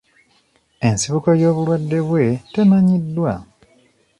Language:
Ganda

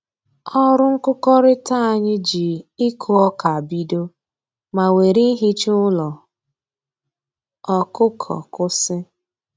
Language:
Igbo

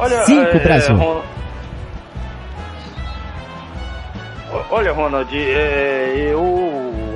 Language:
Portuguese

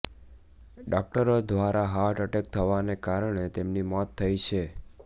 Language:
Gujarati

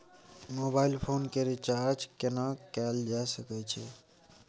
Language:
Maithili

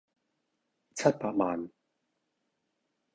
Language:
Cantonese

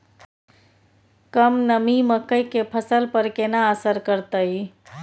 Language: Maithili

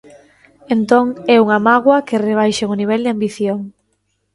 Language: Galician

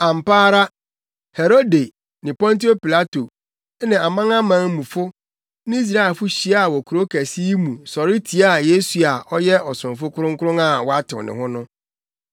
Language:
Akan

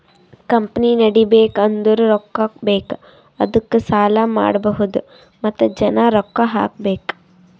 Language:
Kannada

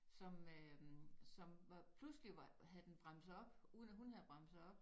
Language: Danish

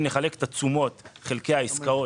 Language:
Hebrew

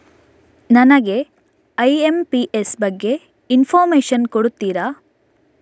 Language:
Kannada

